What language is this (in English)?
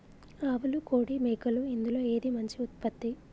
Telugu